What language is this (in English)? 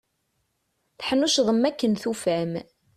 Kabyle